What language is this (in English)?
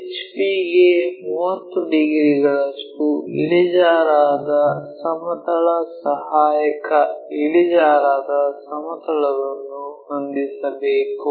Kannada